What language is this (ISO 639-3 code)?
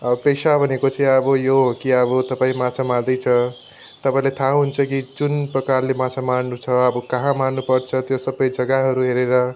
nep